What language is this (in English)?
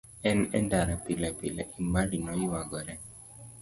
Luo (Kenya and Tanzania)